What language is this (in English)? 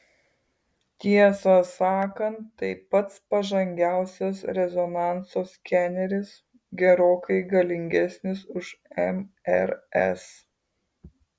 Lithuanian